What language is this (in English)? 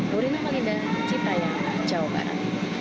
Indonesian